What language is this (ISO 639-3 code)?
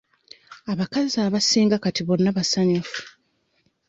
lug